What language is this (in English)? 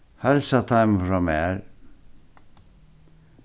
Faroese